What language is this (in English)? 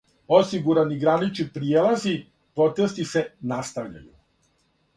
Serbian